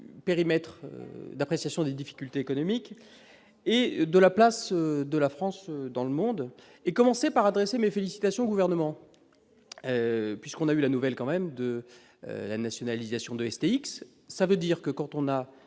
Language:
French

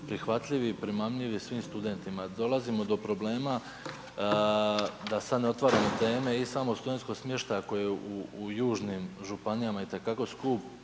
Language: Croatian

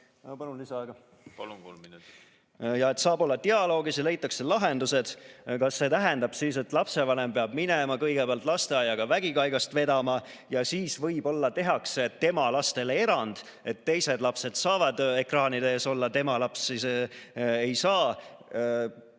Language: Estonian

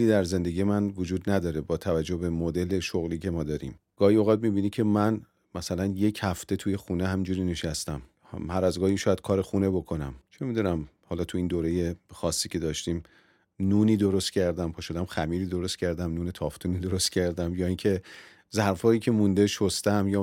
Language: Persian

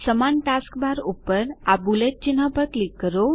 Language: Gujarati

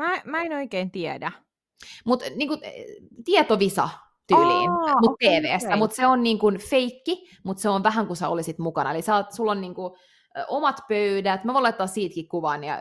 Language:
Finnish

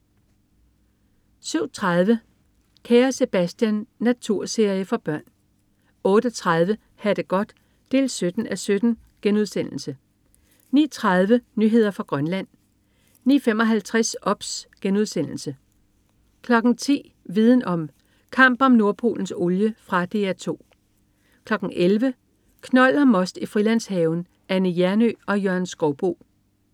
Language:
Danish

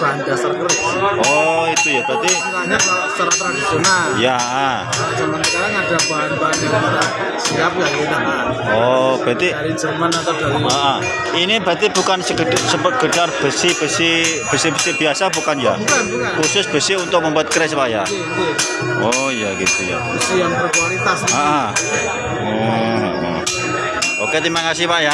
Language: Indonesian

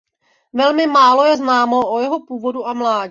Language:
Czech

